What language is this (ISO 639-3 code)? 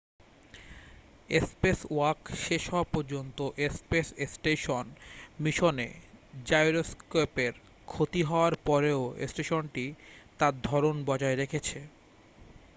ben